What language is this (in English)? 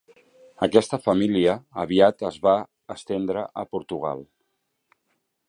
Catalan